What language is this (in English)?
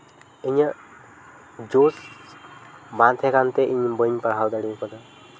Santali